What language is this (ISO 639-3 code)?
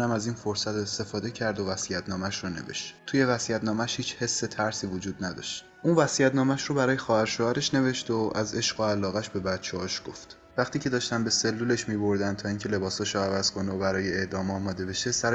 fas